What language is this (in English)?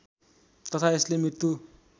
Nepali